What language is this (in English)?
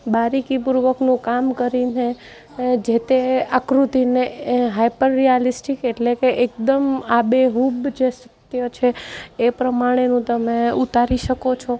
Gujarati